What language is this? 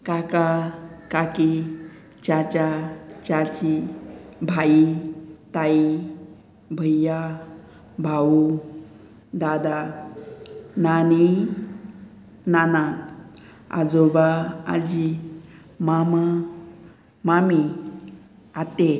Konkani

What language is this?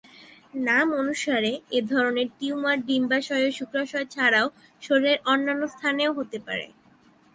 Bangla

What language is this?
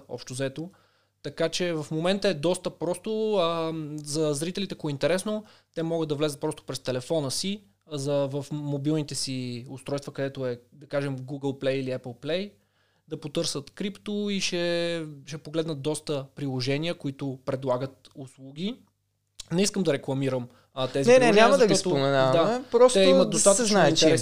Bulgarian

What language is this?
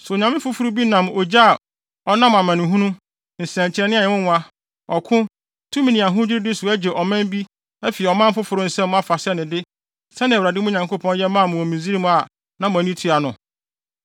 Akan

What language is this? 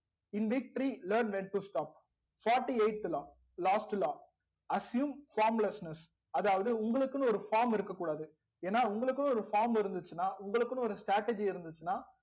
Tamil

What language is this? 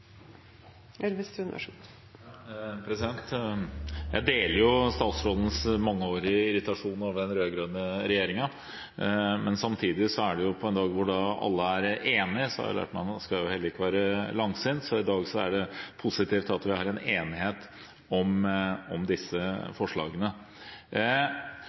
Norwegian Bokmål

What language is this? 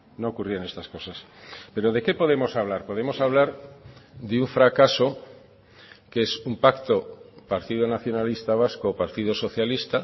Spanish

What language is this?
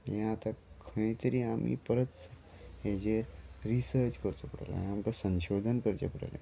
Konkani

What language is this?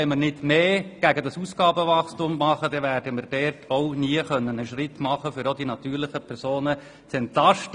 Swiss German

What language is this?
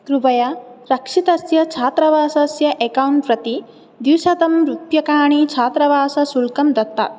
Sanskrit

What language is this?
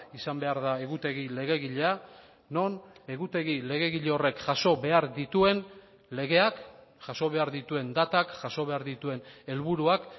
Basque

